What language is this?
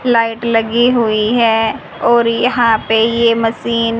Hindi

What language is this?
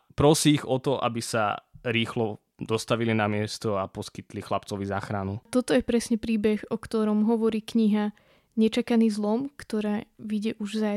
Slovak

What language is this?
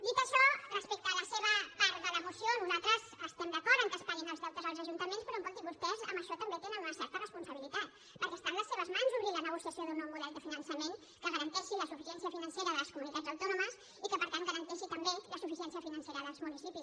Catalan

